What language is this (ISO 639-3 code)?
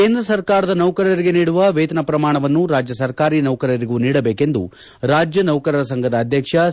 kan